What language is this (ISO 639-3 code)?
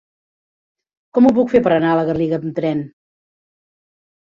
cat